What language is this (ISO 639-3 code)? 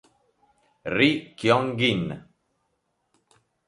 ita